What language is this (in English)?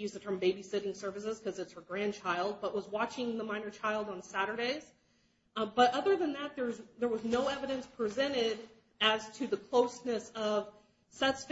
English